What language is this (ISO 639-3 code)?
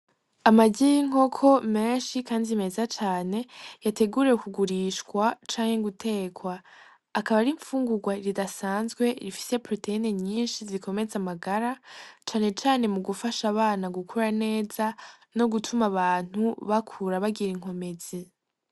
run